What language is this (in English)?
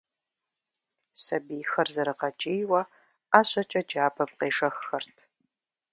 Kabardian